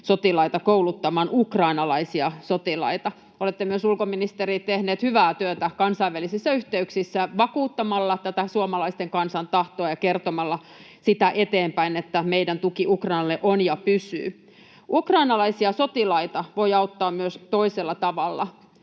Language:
Finnish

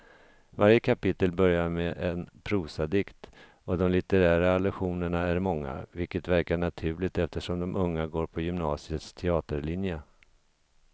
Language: Swedish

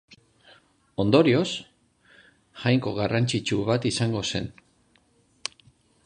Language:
Basque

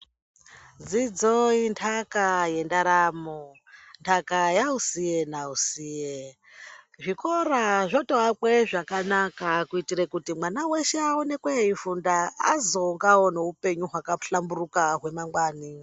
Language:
Ndau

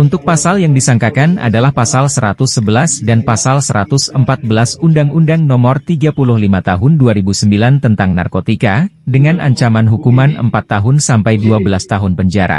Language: Indonesian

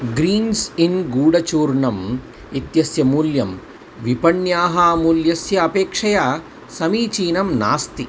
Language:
Sanskrit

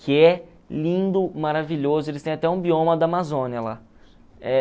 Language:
Portuguese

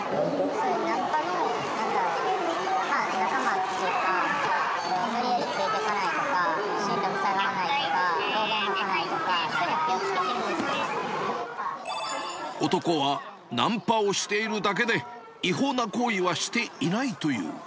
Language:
Japanese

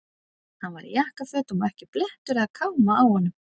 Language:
Icelandic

